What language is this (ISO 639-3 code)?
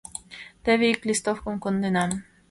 chm